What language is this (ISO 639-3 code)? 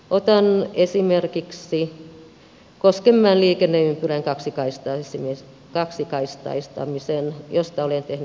fin